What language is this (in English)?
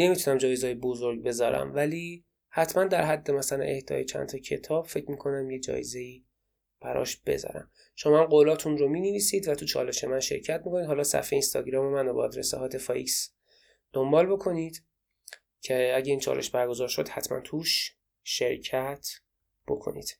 Persian